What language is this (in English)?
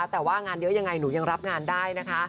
Thai